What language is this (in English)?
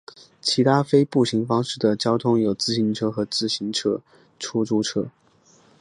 Chinese